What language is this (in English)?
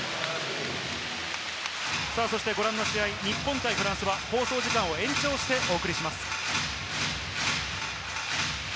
Japanese